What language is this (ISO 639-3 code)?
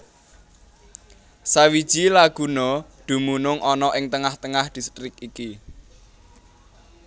jav